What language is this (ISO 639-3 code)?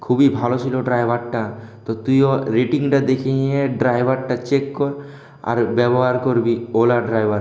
ben